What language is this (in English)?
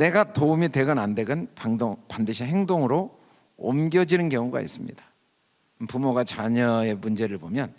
Korean